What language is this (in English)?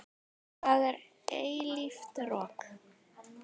Icelandic